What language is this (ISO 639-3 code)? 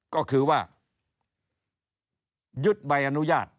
tha